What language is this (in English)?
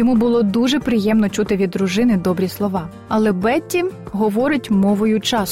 Ukrainian